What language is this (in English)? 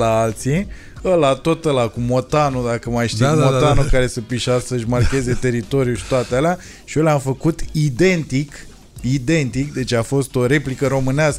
Romanian